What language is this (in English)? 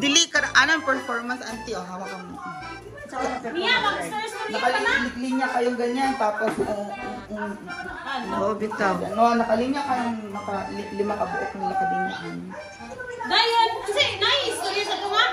Filipino